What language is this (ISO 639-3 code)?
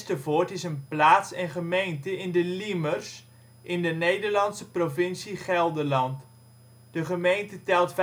nld